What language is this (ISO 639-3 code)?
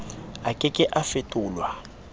sot